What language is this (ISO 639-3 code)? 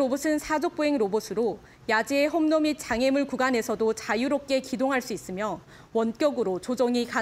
kor